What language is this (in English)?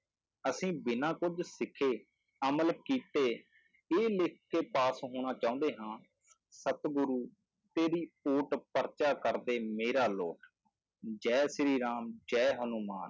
Punjabi